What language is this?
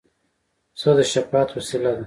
Pashto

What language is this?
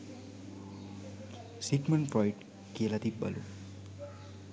Sinhala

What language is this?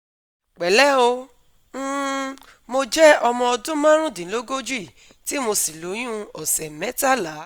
Yoruba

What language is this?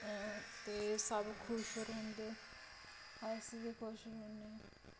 Dogri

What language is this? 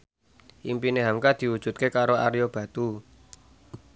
Javanese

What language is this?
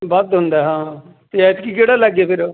Punjabi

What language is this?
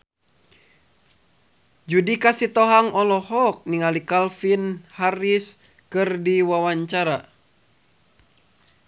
Sundanese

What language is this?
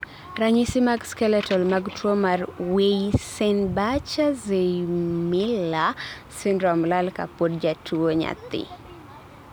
Luo (Kenya and Tanzania)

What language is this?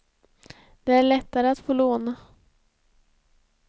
Swedish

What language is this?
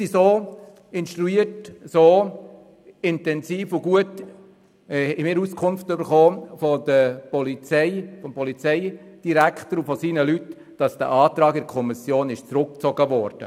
Swiss German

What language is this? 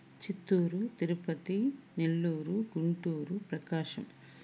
Telugu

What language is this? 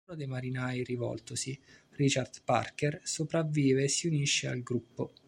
Italian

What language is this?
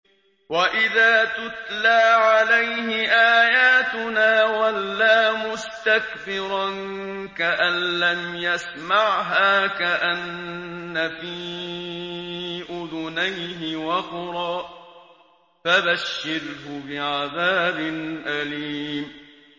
Arabic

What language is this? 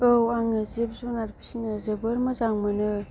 Bodo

